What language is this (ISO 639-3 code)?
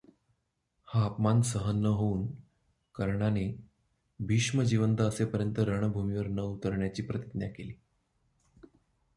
mar